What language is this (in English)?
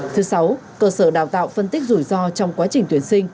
Vietnamese